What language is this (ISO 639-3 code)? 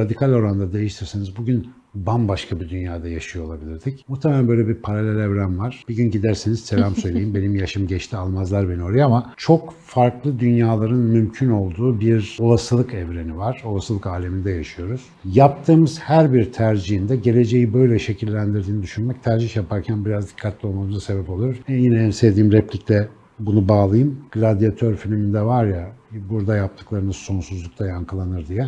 tur